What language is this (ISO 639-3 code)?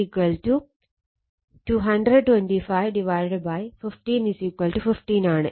mal